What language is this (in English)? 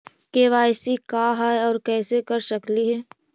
Magahi